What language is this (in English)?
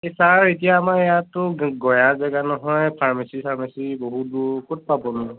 Assamese